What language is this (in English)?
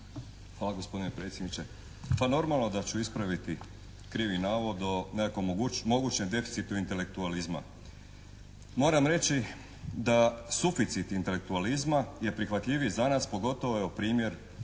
Croatian